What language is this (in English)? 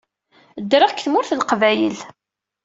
Kabyle